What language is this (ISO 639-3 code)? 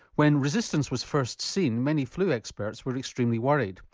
eng